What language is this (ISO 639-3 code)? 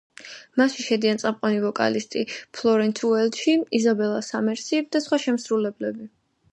kat